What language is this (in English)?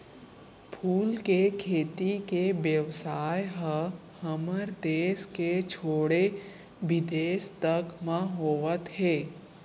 Chhattisgarhi